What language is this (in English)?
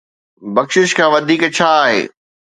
Sindhi